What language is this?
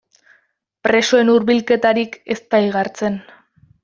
Basque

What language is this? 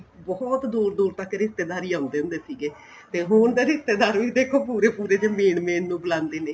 Punjabi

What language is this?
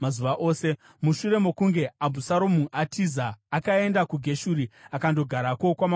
Shona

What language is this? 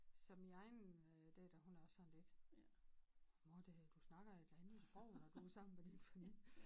Danish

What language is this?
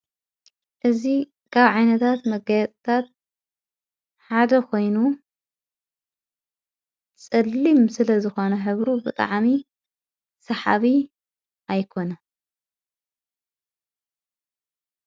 Tigrinya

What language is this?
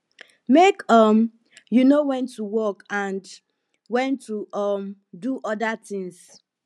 Nigerian Pidgin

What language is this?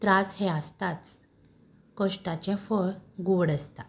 Konkani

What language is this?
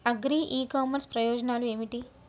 Telugu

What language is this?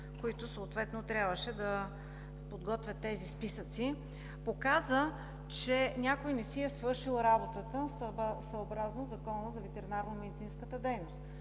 Bulgarian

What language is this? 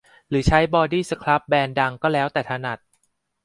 Thai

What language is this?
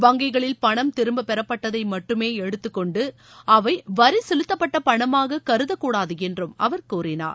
Tamil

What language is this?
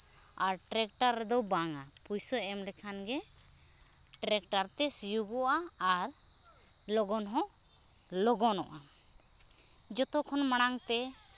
Santali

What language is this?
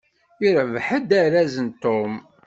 Kabyle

